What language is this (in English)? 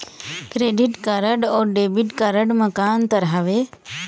Chhattisgarhi